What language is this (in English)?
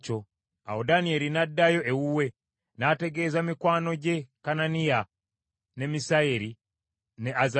Ganda